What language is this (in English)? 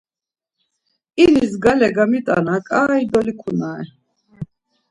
Laz